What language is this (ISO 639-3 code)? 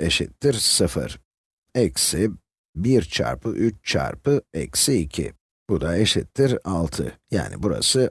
tur